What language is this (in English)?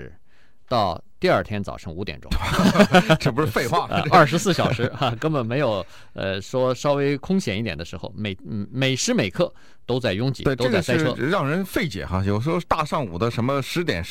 Chinese